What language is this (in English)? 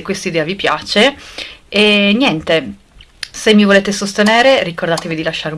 Italian